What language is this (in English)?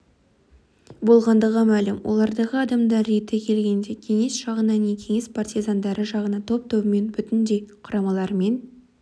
Kazakh